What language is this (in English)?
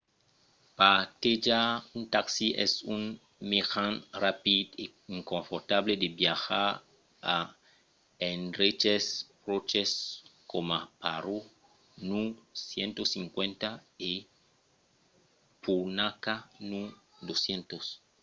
Occitan